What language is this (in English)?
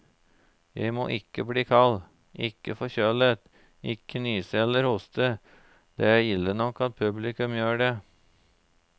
Norwegian